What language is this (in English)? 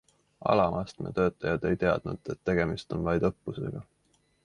Estonian